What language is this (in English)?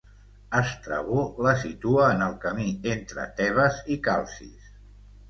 Catalan